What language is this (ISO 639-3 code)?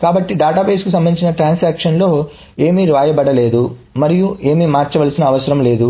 tel